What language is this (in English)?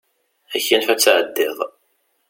Kabyle